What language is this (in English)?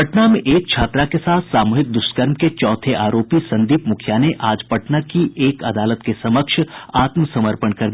Hindi